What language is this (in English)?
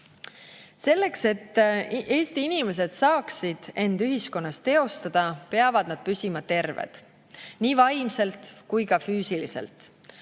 Estonian